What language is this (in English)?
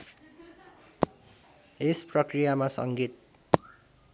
Nepali